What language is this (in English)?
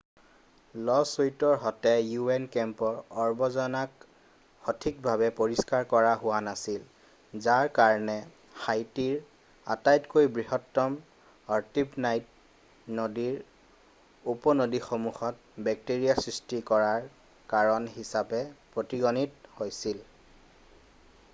Assamese